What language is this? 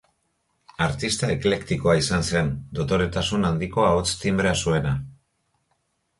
Basque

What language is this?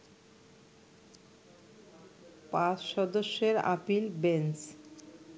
Bangla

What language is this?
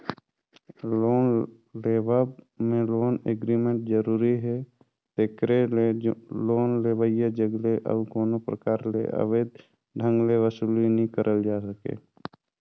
Chhattisgarhi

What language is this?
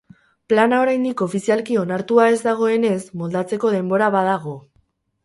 Basque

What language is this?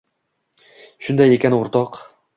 Uzbek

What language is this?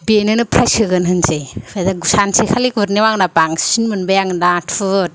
Bodo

